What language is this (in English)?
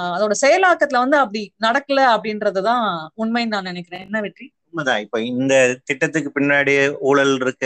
Tamil